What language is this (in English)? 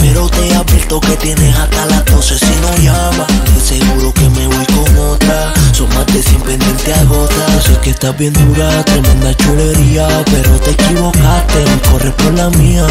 Romanian